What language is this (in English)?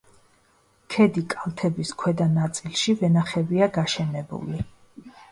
Georgian